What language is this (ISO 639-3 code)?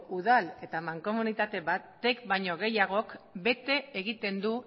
eus